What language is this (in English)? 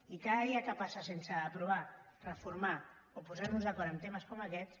Catalan